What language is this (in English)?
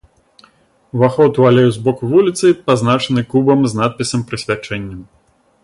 Belarusian